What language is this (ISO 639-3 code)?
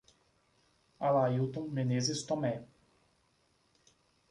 por